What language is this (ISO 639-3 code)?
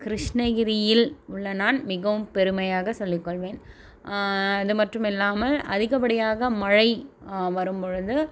tam